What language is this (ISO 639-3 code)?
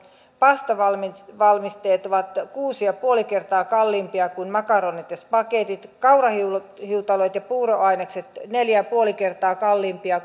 fin